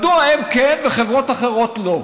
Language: Hebrew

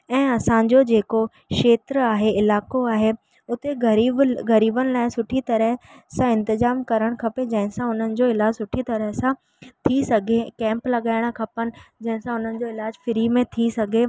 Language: Sindhi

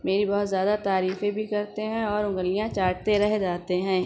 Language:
Urdu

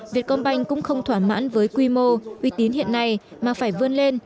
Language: Vietnamese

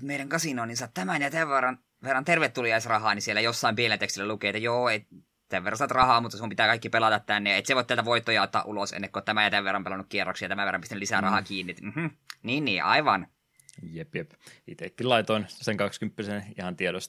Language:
Finnish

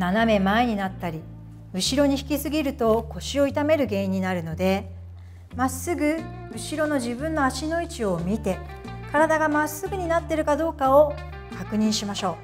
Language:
Japanese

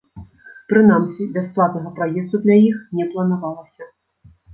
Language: Belarusian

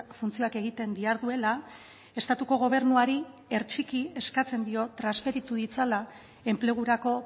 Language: Basque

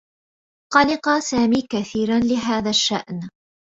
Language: Arabic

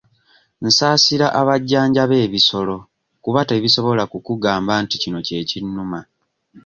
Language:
Ganda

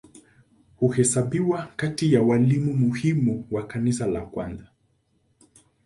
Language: Swahili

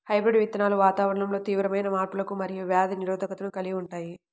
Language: Telugu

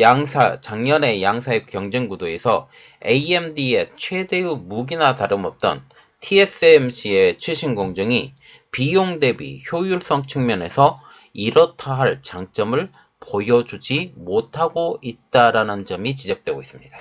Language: Korean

